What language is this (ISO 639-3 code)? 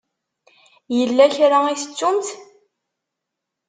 kab